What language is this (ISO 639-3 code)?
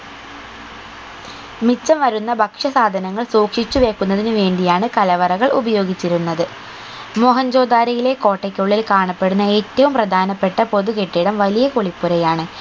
mal